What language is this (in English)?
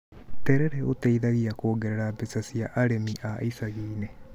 Kikuyu